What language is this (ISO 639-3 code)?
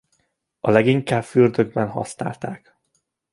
hun